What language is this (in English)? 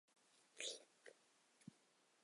Chinese